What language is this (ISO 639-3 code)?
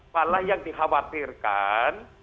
ind